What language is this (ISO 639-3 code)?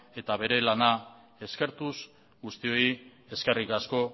eus